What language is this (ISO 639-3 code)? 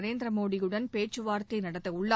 tam